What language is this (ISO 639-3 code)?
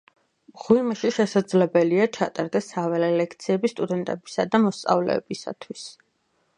kat